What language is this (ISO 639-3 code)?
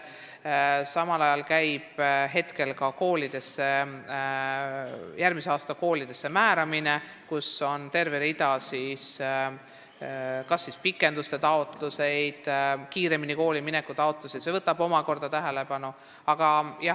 est